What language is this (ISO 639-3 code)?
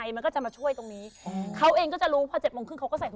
tha